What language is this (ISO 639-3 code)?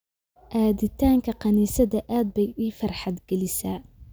som